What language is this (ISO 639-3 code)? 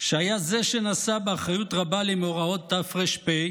heb